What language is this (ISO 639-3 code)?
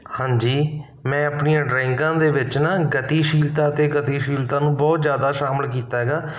pan